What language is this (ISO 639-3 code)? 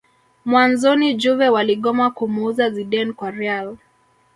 swa